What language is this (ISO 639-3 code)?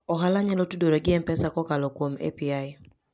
luo